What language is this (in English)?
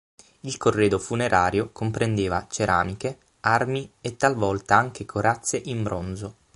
Italian